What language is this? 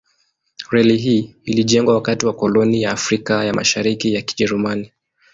Swahili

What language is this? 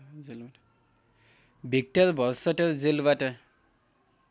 Nepali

